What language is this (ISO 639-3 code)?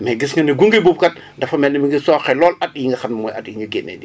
wol